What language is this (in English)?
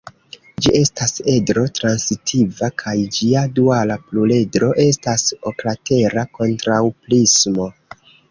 Esperanto